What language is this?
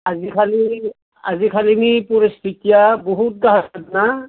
Bodo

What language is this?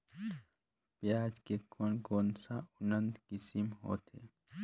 Chhattisgarhi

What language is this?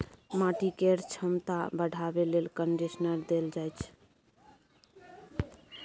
Maithili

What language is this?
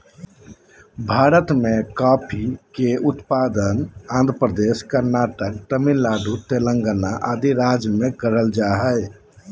Magahi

